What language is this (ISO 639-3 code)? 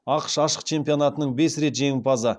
kaz